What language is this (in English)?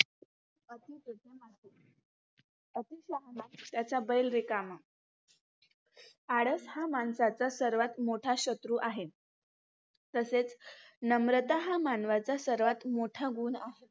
Marathi